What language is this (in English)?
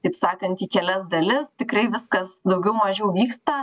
Lithuanian